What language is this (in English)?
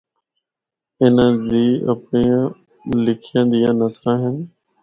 Northern Hindko